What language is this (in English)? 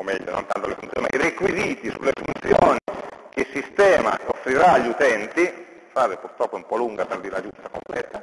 Italian